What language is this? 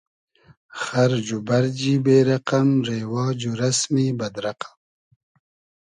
Hazaragi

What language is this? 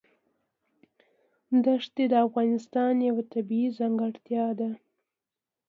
Pashto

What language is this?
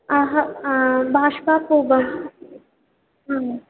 Sanskrit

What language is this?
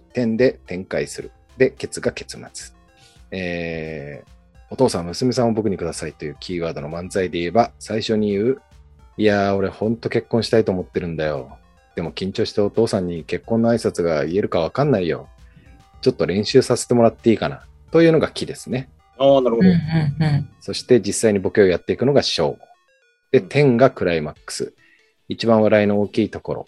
Japanese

